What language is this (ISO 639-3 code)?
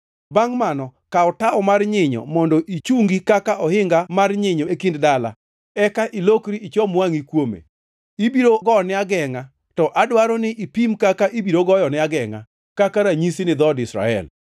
luo